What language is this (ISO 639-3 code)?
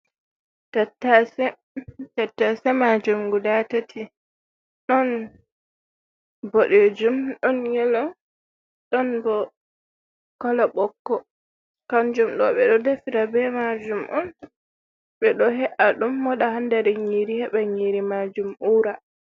ful